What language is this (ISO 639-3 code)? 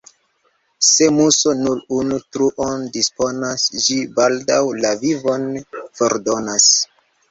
epo